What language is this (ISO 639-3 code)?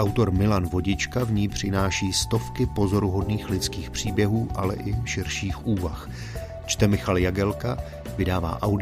ces